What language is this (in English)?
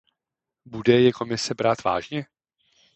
Czech